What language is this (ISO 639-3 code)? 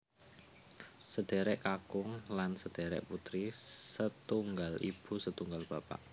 jav